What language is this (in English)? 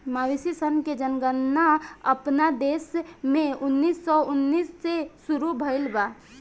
Bhojpuri